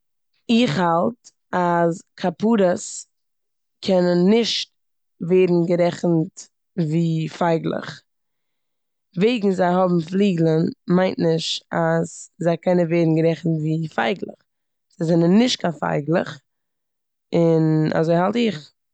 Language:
Yiddish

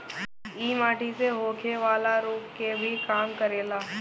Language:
Bhojpuri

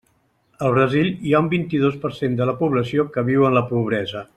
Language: Catalan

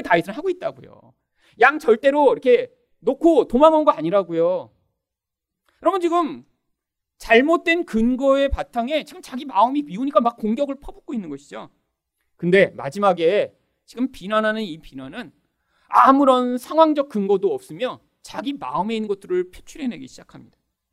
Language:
Korean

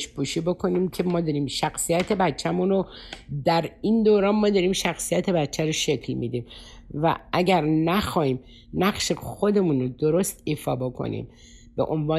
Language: Persian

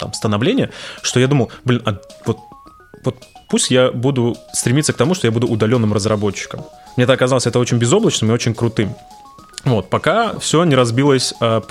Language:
Russian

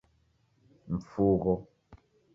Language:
Taita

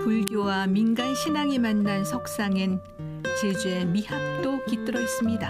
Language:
Korean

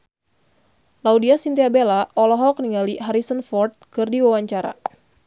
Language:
Sundanese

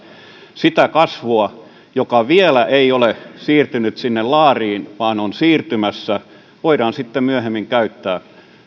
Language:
Finnish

